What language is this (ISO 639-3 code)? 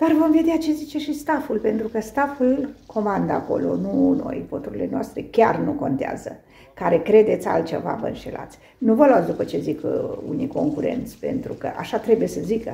ron